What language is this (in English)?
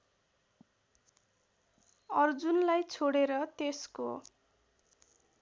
Nepali